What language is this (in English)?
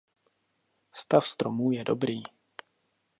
Czech